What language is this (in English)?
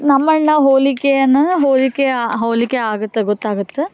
Kannada